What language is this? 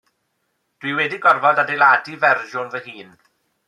Welsh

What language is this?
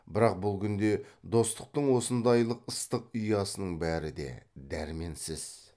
Kazakh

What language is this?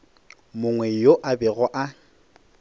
Northern Sotho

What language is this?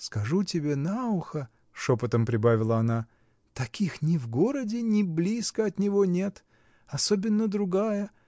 Russian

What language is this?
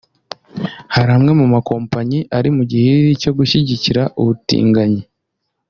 Kinyarwanda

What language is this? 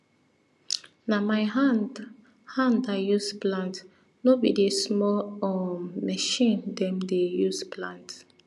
Nigerian Pidgin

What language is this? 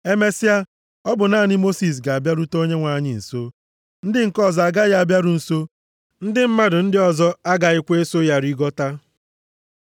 Igbo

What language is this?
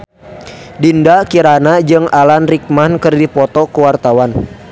Sundanese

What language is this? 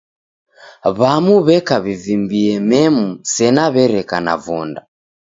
Taita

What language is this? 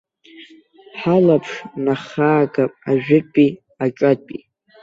Abkhazian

